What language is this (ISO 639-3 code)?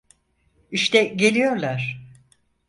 tur